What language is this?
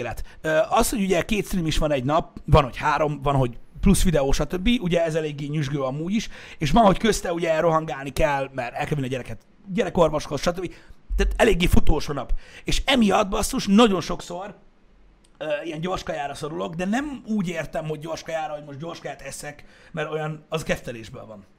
Hungarian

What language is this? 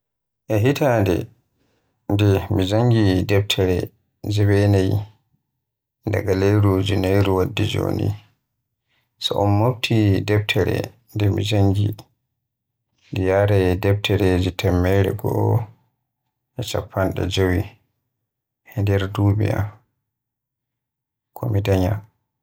Western Niger Fulfulde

